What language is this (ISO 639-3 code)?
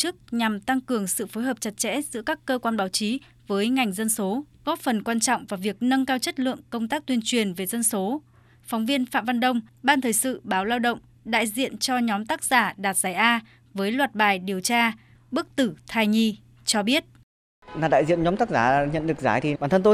vie